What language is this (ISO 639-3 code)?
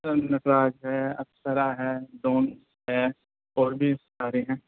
urd